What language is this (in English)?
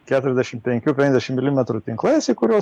Lithuanian